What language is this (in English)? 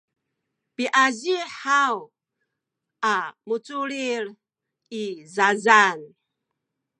Sakizaya